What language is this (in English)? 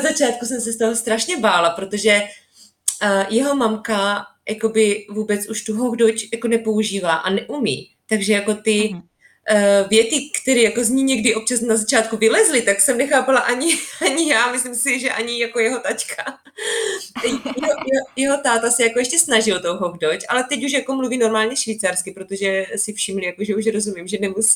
Czech